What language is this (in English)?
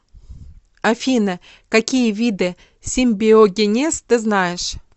Russian